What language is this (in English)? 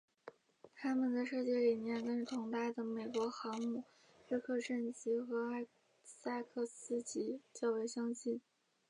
Chinese